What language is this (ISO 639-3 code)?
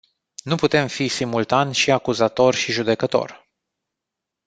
ron